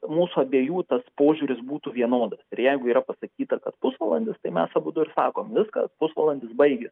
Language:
Lithuanian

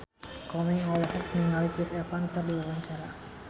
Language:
Sundanese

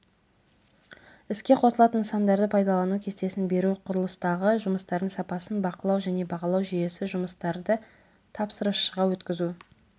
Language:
Kazakh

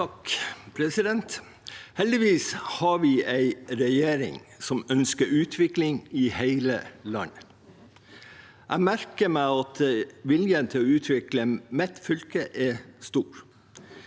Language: Norwegian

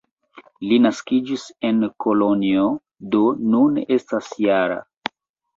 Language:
Esperanto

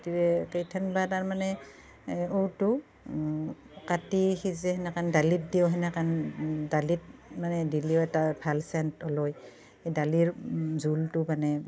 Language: Assamese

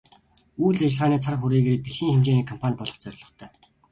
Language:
Mongolian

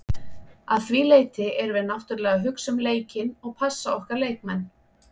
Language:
Icelandic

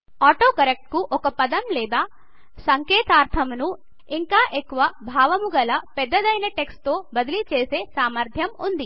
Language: Telugu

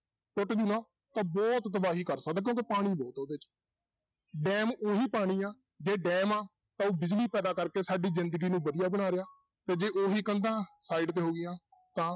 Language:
Punjabi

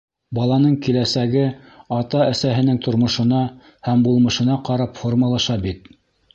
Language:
Bashkir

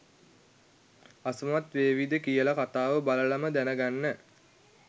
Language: Sinhala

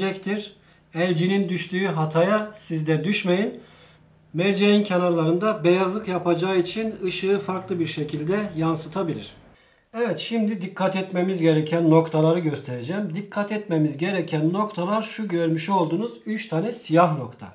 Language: Turkish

